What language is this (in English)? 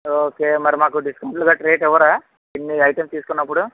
Telugu